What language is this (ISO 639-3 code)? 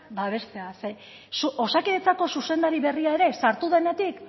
eus